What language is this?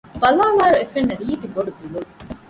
Divehi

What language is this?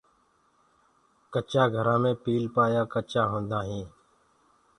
Gurgula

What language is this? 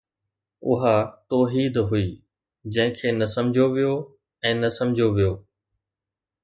Sindhi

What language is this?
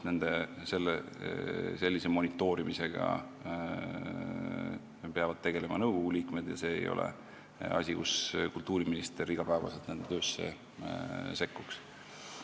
Estonian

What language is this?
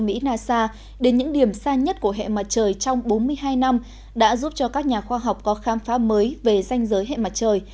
Vietnamese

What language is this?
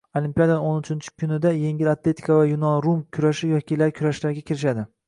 Uzbek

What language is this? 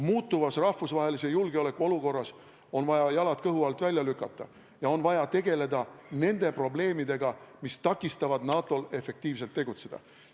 Estonian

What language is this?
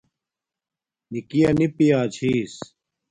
Domaaki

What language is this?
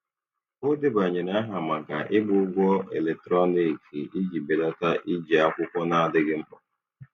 Igbo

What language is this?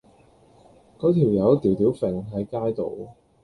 Cantonese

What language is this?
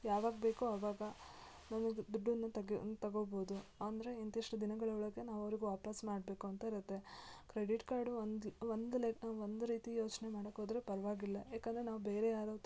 Kannada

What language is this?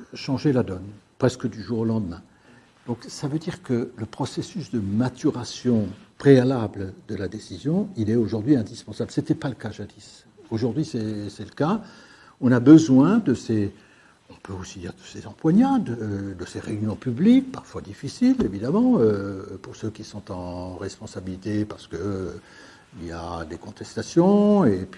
French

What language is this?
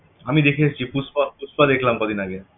Bangla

